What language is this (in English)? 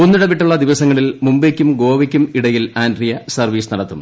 Malayalam